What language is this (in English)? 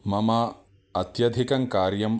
Sanskrit